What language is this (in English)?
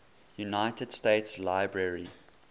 English